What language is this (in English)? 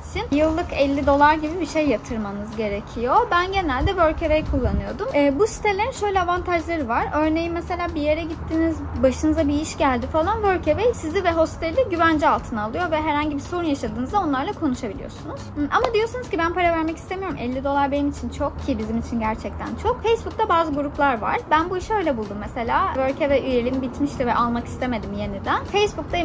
Turkish